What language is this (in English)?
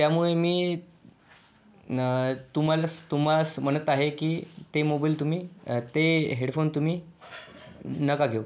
Marathi